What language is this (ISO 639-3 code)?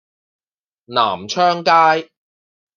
yue